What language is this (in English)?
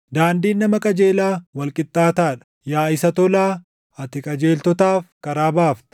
Oromo